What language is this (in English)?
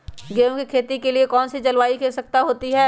Magahi